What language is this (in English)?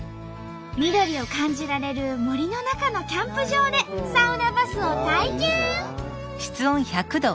Japanese